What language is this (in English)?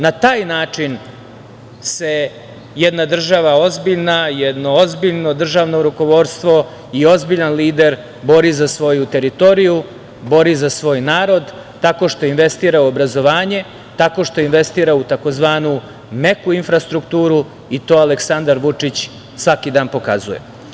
Serbian